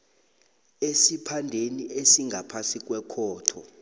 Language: South Ndebele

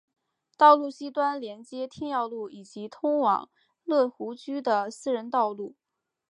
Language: Chinese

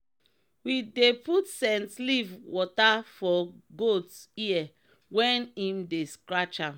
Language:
Nigerian Pidgin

